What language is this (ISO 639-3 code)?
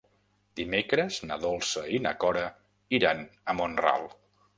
cat